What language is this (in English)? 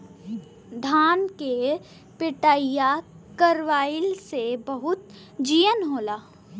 Bhojpuri